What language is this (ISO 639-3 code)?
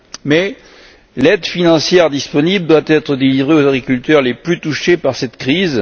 fra